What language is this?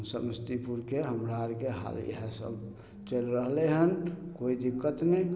Maithili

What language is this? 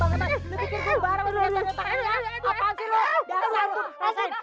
Indonesian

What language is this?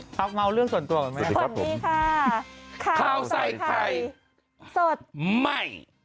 Thai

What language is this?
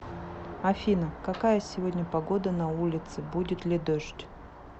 Russian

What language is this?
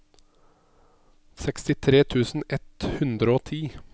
Norwegian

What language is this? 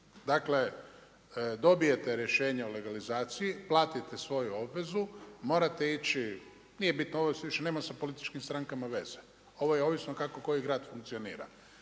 Croatian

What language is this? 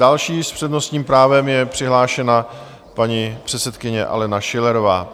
Czech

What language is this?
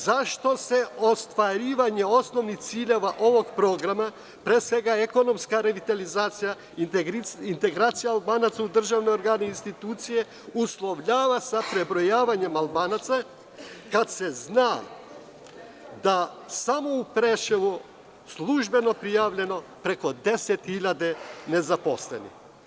Serbian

